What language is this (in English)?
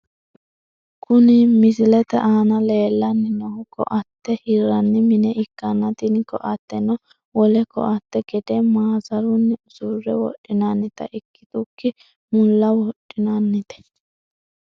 Sidamo